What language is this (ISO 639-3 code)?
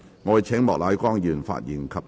yue